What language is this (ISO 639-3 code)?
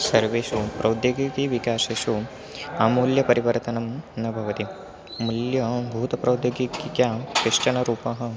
san